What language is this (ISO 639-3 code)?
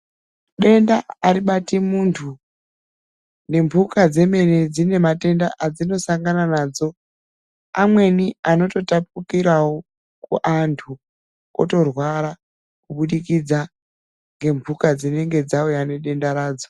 ndc